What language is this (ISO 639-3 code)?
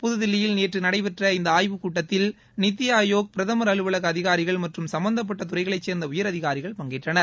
tam